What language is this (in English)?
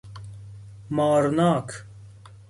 Persian